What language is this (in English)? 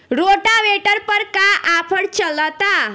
Bhojpuri